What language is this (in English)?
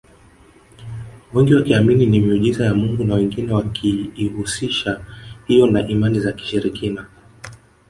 Swahili